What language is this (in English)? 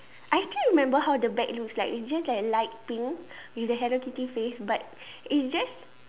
English